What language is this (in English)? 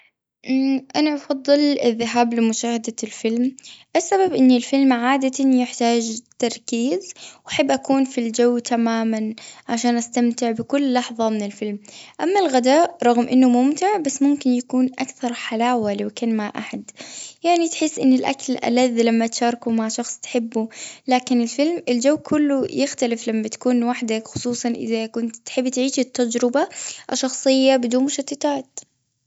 Gulf Arabic